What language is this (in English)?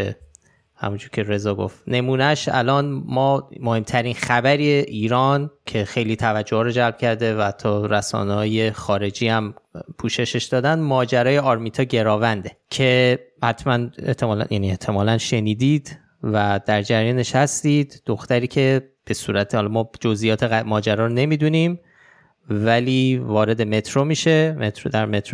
Persian